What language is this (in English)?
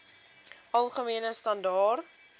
Afrikaans